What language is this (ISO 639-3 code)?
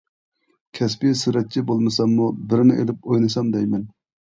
uig